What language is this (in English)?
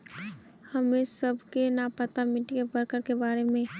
Magahi